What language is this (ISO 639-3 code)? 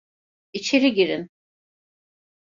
tur